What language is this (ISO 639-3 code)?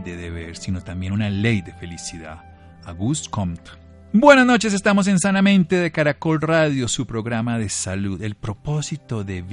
spa